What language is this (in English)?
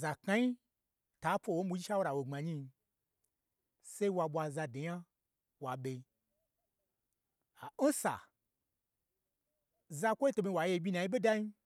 Gbagyi